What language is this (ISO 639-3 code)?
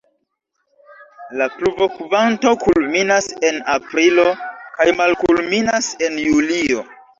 epo